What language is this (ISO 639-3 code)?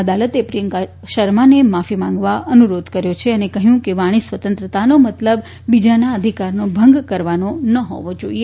guj